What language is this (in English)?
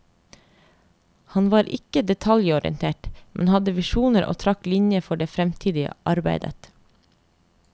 Norwegian